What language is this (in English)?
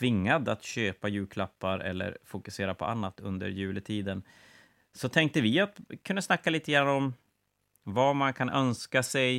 Swedish